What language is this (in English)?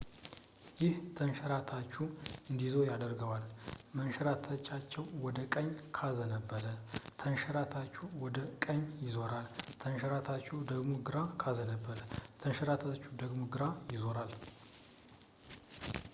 Amharic